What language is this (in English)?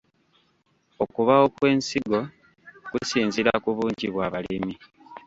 Ganda